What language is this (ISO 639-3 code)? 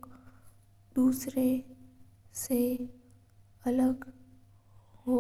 mtr